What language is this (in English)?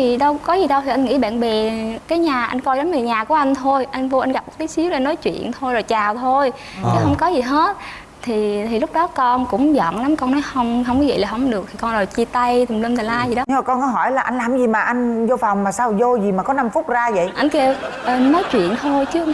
Vietnamese